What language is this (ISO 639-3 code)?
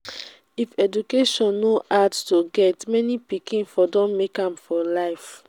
pcm